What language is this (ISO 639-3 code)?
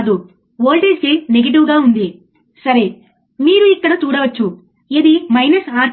tel